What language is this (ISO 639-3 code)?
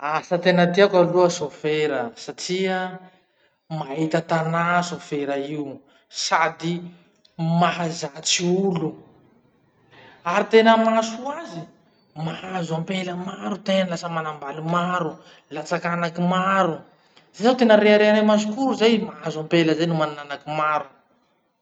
msh